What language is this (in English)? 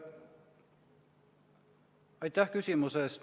Estonian